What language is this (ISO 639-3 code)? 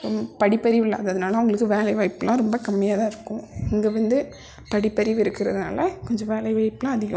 tam